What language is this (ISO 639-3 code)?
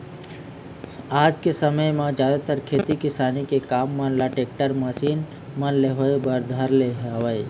hne